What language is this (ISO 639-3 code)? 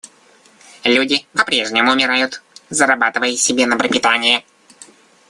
rus